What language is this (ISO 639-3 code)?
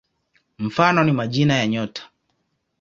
swa